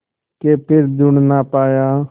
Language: Hindi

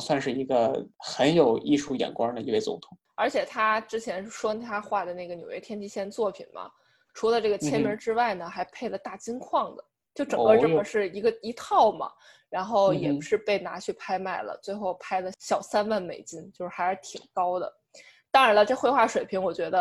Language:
Chinese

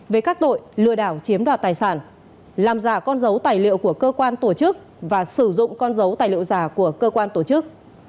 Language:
Vietnamese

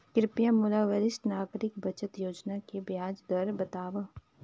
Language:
Chhattisgarhi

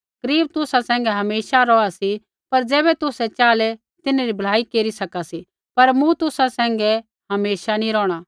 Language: Kullu Pahari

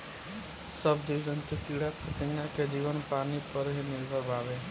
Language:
Bhojpuri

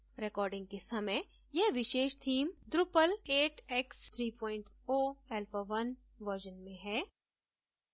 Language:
Hindi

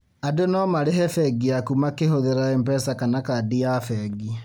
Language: Kikuyu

